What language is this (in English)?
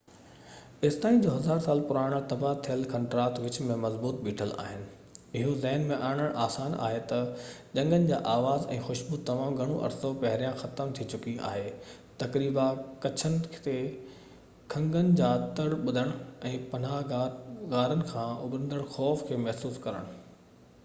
Sindhi